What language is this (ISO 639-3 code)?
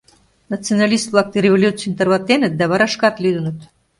chm